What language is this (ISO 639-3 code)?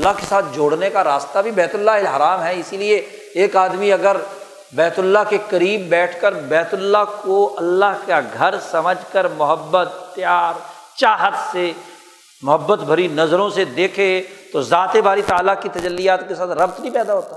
urd